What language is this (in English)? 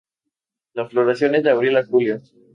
Spanish